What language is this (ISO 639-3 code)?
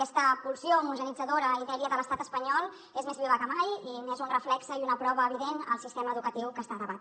cat